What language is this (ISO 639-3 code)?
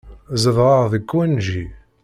kab